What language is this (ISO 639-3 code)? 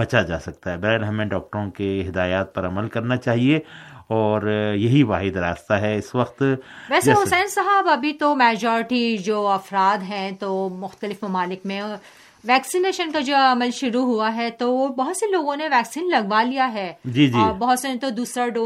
urd